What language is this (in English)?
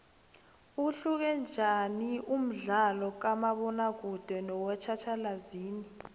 South Ndebele